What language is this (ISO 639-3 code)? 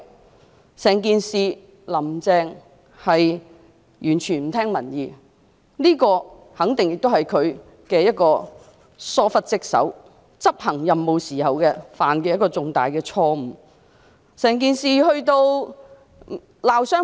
yue